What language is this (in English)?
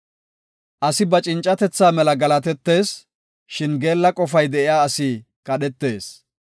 Gofa